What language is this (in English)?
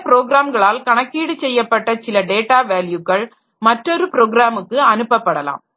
Tamil